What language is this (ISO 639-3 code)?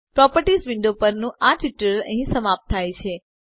guj